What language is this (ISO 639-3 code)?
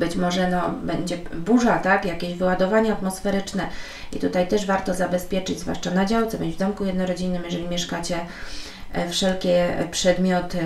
pol